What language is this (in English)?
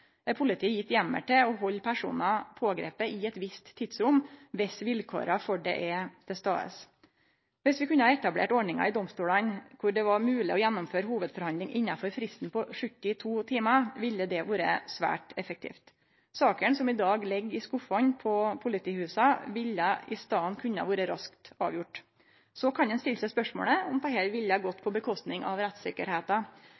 Norwegian Nynorsk